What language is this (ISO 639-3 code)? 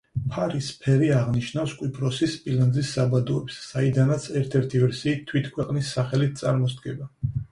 kat